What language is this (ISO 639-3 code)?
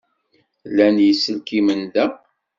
kab